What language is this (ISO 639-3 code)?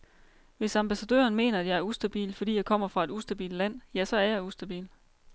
dan